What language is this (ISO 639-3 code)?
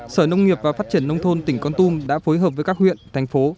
vie